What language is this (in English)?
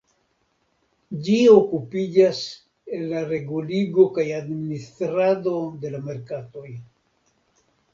Esperanto